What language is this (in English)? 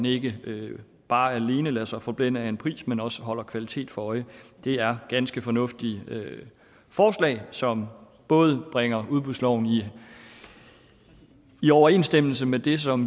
Danish